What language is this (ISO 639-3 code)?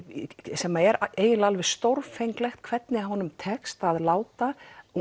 isl